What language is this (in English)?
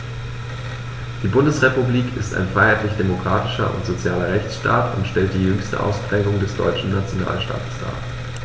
German